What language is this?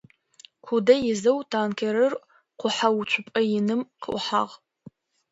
Adyghe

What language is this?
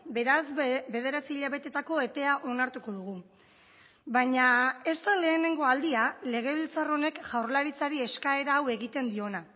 Basque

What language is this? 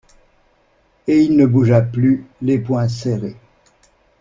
French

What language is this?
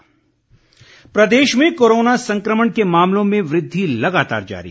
Hindi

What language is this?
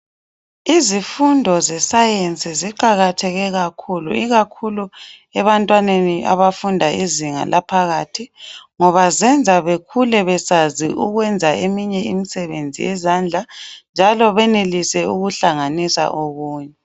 North Ndebele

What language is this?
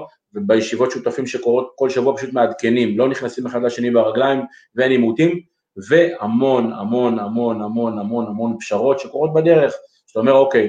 Hebrew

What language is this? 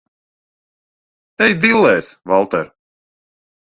Latvian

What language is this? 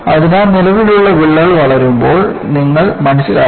Malayalam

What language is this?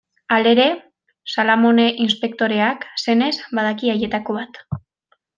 Basque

